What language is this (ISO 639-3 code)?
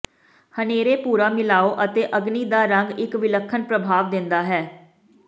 pan